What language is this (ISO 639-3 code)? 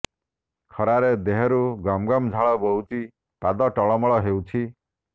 ori